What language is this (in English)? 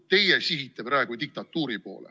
Estonian